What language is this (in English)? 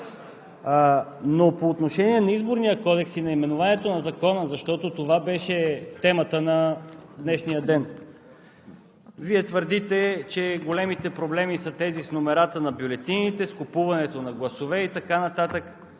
Bulgarian